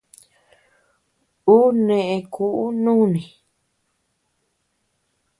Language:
Tepeuxila Cuicatec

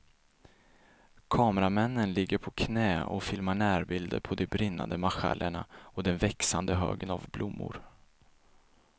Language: Swedish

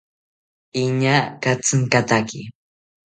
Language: South Ucayali Ashéninka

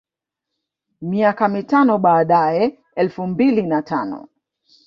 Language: Swahili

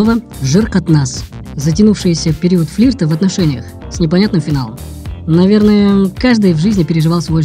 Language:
Russian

